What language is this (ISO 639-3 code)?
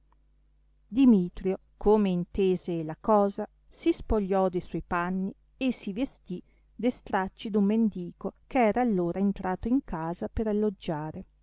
ita